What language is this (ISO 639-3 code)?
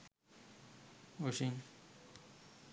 sin